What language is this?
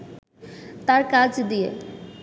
Bangla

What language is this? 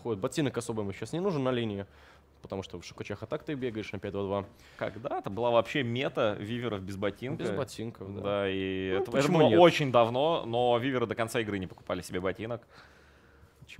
Russian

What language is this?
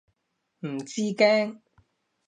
Cantonese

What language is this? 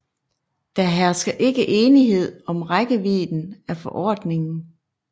Danish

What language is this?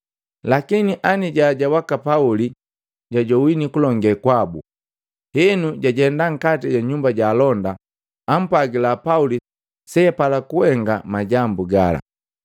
Matengo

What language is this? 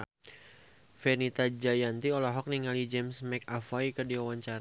Sundanese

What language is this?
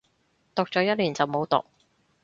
Cantonese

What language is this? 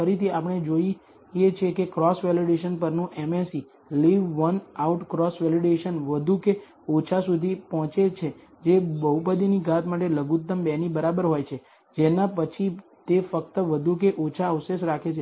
Gujarati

